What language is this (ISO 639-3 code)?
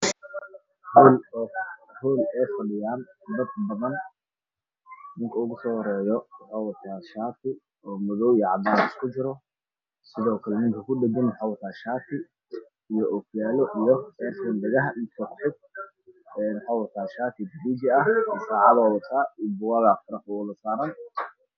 som